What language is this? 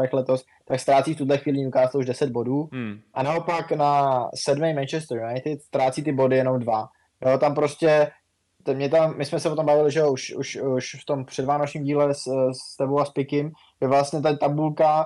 Czech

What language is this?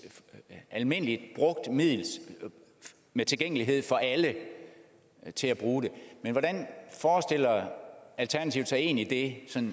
Danish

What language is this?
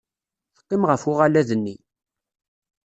Kabyle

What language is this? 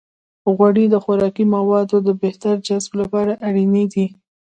Pashto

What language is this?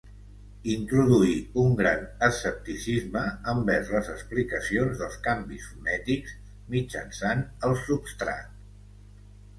Catalan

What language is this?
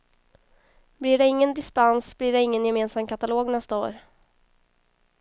Swedish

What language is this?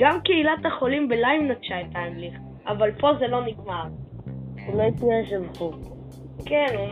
Hebrew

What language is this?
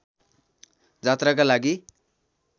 Nepali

